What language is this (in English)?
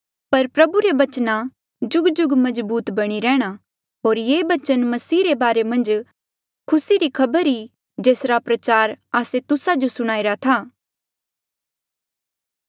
Mandeali